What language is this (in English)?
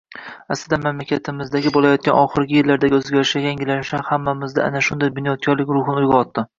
Uzbek